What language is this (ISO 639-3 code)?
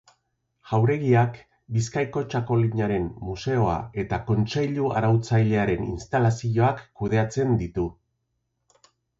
eus